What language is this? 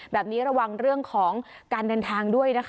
Thai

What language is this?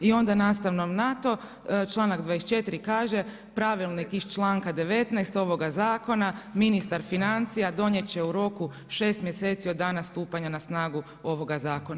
Croatian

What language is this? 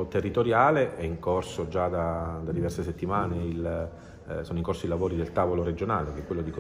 Italian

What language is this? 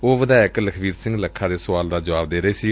Punjabi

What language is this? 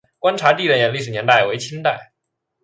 Chinese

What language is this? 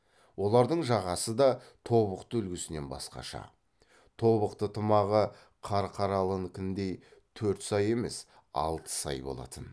Kazakh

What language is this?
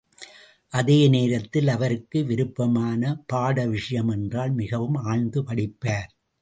Tamil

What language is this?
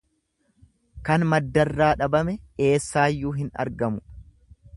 Oromo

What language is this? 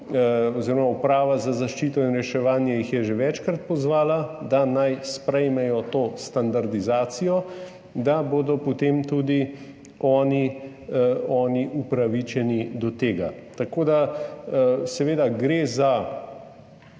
Slovenian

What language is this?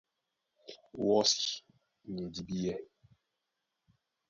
Duala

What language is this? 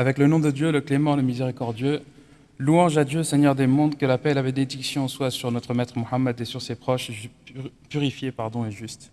French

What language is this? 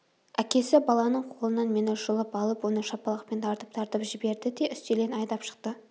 Kazakh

